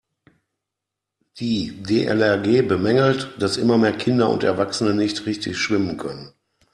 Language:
German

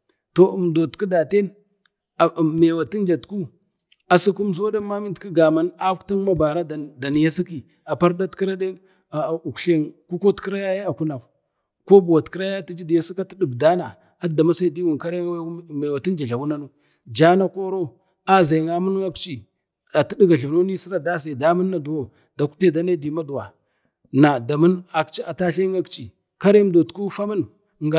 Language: Bade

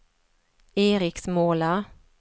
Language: Swedish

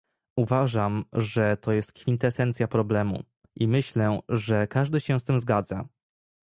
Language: Polish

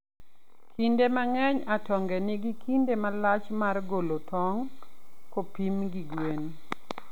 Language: Luo (Kenya and Tanzania)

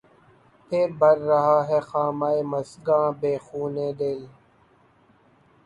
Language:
Urdu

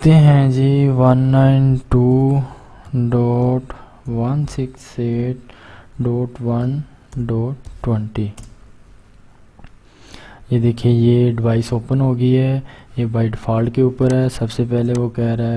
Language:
Urdu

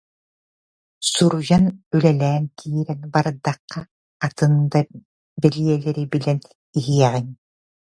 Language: Yakut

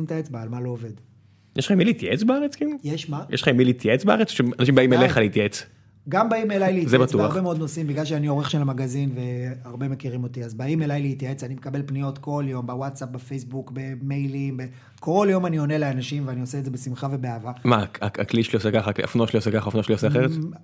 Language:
Hebrew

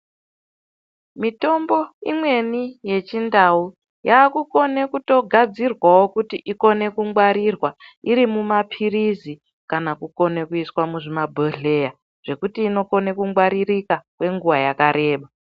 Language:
Ndau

